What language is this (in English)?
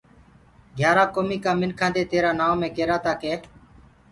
Gurgula